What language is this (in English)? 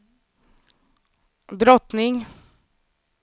Swedish